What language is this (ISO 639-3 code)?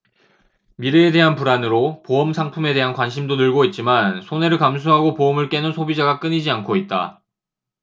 kor